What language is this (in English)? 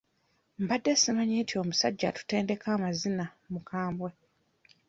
Ganda